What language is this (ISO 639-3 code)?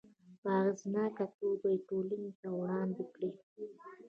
pus